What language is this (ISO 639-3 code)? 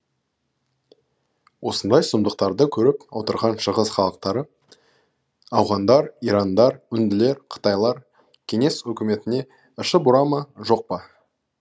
kaz